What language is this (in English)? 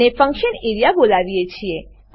Gujarati